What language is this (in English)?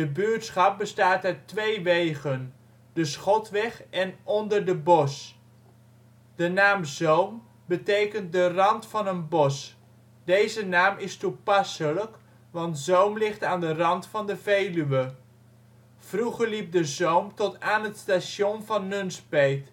Dutch